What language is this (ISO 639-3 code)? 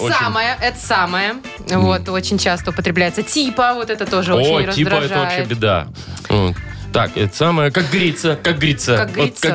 rus